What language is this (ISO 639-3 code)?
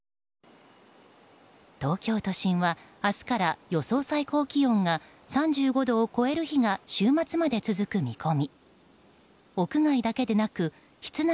jpn